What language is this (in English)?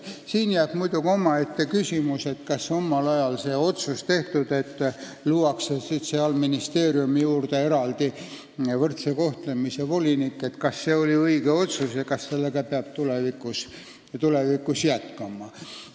Estonian